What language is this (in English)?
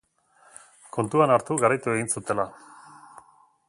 Basque